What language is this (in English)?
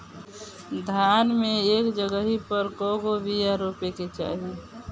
Bhojpuri